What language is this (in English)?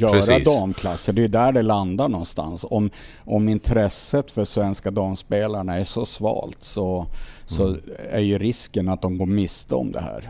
Swedish